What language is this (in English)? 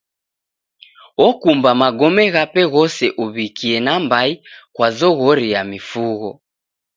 Taita